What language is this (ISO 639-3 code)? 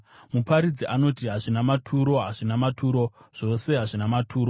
sna